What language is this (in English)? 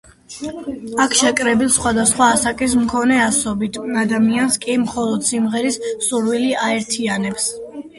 Georgian